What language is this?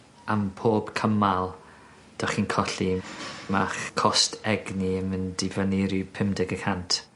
Welsh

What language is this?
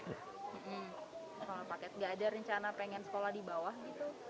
Indonesian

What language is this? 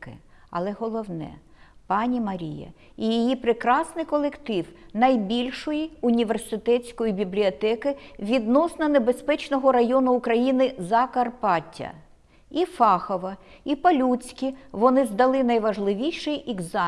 Ukrainian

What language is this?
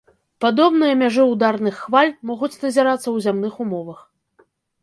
Belarusian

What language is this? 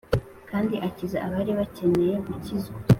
Kinyarwanda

